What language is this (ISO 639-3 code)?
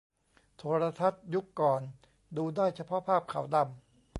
tha